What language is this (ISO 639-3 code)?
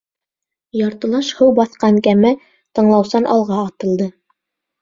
bak